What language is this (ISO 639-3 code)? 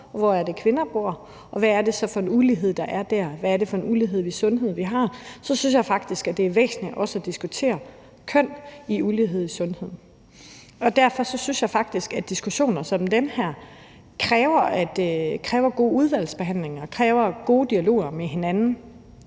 dan